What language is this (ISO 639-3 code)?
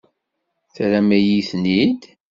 kab